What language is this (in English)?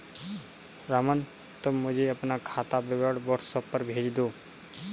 Hindi